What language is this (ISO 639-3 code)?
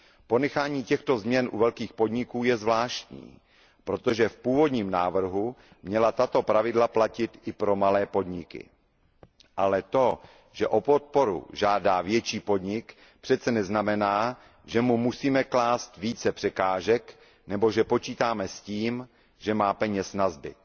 ces